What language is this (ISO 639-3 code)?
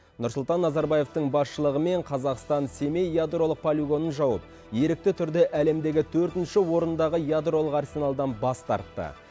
kaz